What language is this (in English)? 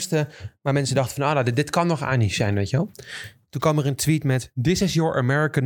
Dutch